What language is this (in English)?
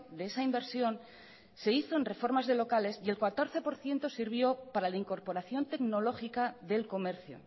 Spanish